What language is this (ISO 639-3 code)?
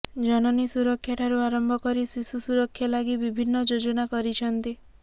ori